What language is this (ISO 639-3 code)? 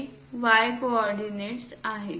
mar